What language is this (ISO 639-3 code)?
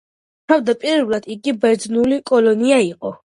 kat